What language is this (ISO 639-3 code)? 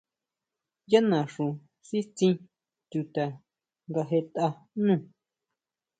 mau